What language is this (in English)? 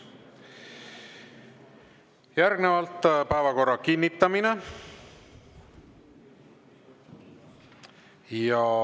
Estonian